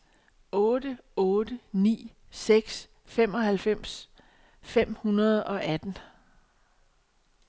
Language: Danish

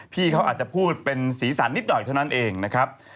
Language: Thai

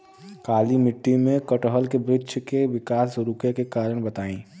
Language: Bhojpuri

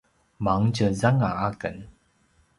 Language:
Paiwan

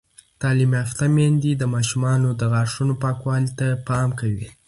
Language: Pashto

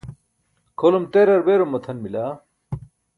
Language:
Burushaski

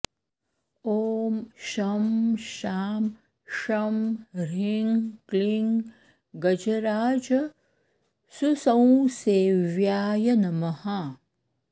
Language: Sanskrit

